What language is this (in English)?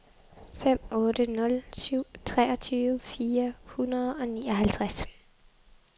Danish